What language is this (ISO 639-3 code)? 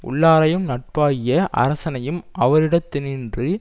tam